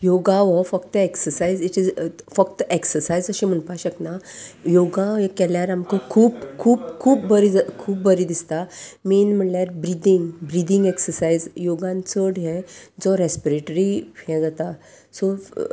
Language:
Konkani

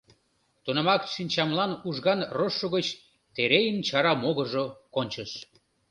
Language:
Mari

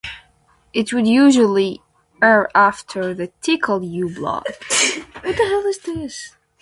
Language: English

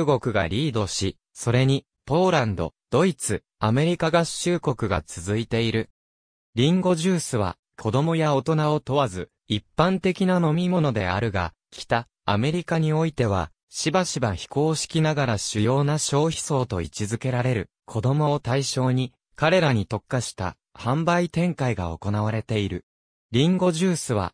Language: Japanese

